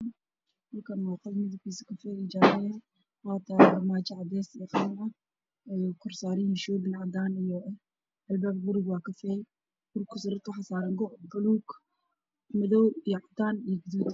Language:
Somali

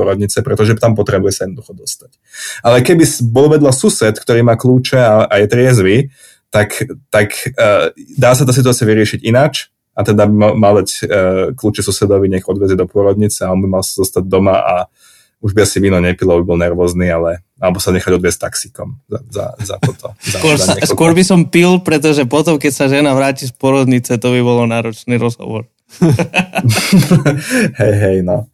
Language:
Slovak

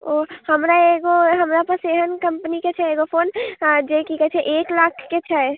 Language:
Maithili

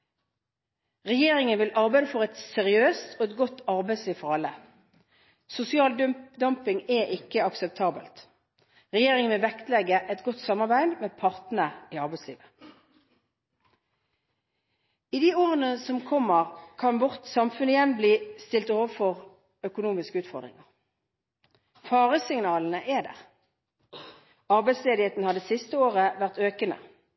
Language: Norwegian Bokmål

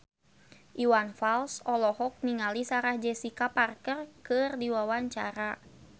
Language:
Sundanese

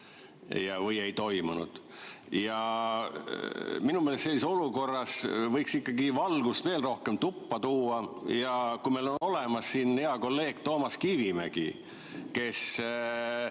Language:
Estonian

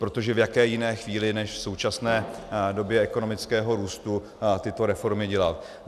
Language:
Czech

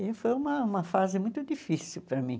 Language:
Portuguese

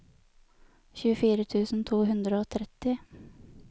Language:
Norwegian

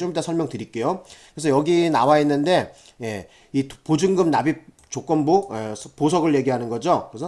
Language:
Korean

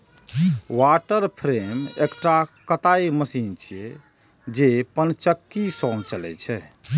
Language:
Maithili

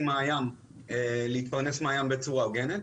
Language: Hebrew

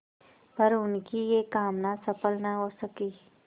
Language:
Hindi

